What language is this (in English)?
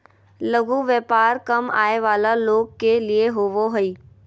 Magahi